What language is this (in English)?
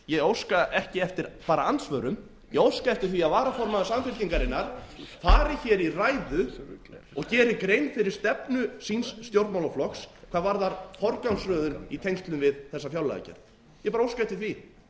Icelandic